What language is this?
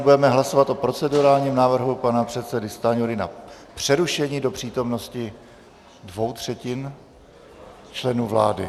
Czech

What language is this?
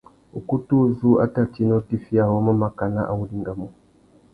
Tuki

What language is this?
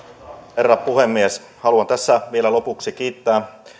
Finnish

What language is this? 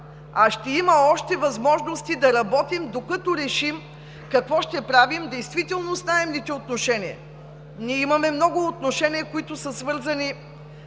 Bulgarian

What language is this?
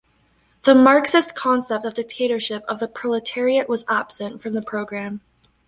English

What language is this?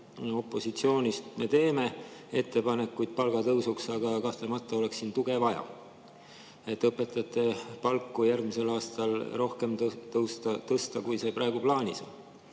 Estonian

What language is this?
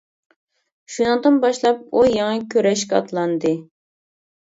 Uyghur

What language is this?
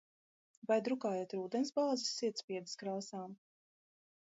Latvian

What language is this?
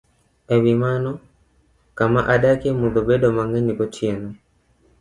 Luo (Kenya and Tanzania)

